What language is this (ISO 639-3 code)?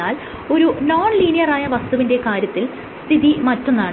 mal